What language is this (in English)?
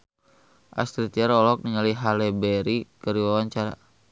Sundanese